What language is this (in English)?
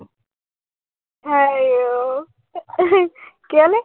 Assamese